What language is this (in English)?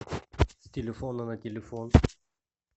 Russian